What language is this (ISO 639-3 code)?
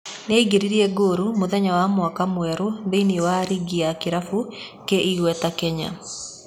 kik